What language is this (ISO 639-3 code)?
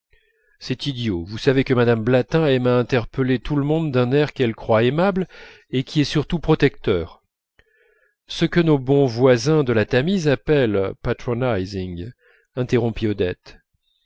fra